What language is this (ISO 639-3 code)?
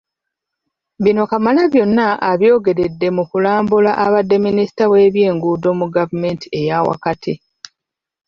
lug